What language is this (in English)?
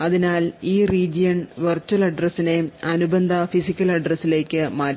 Malayalam